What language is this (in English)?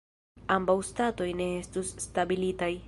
Esperanto